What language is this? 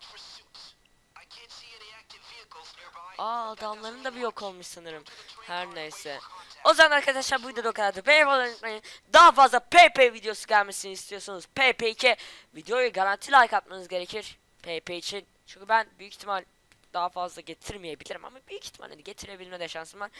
Turkish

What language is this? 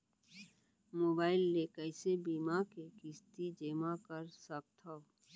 Chhattisgarhi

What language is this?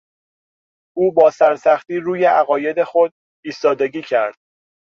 Persian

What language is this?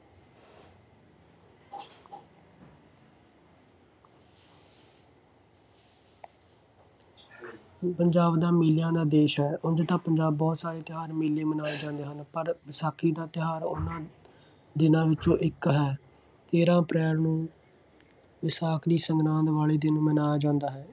Punjabi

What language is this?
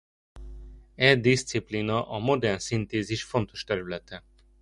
Hungarian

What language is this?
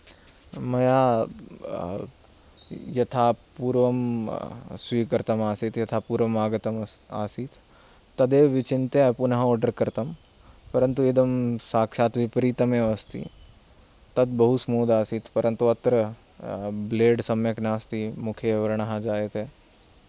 Sanskrit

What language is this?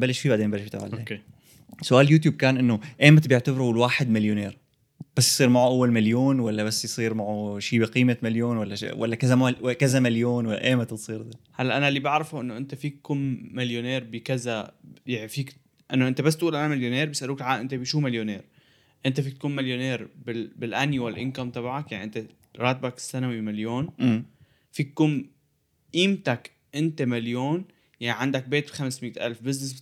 Arabic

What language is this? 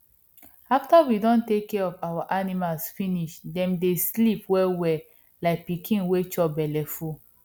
Nigerian Pidgin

